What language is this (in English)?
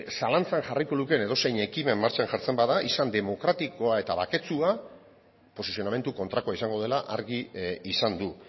Basque